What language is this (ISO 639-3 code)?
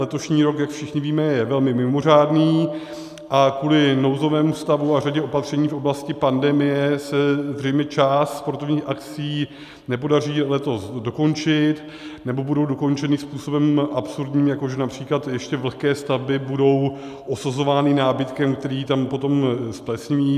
ces